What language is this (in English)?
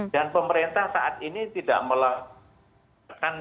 Indonesian